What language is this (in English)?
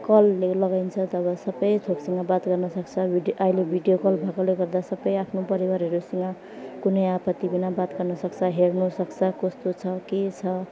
Nepali